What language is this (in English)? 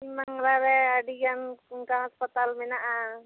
Santali